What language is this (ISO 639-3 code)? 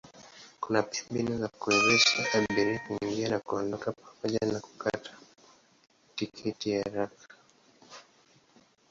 swa